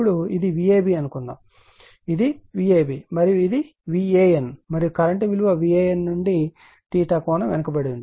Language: Telugu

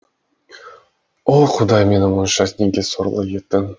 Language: Kazakh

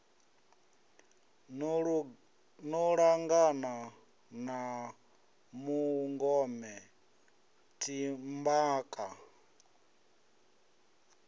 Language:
Venda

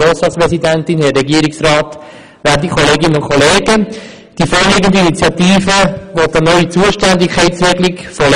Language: Swiss German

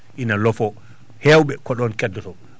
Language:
Fula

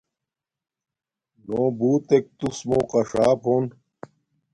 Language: Domaaki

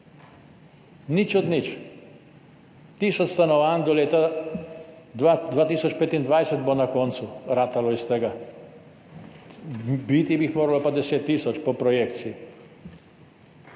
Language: Slovenian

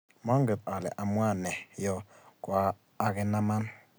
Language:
Kalenjin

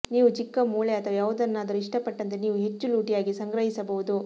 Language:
Kannada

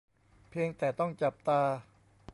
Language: Thai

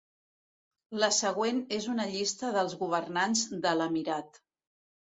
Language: Catalan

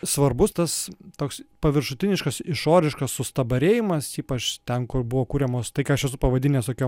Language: Lithuanian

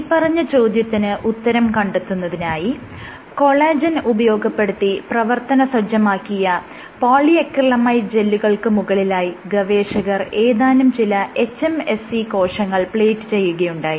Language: Malayalam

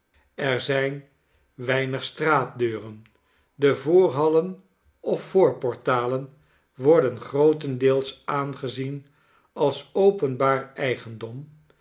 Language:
Dutch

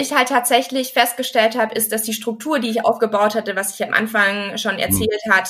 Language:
German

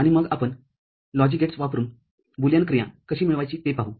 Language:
Marathi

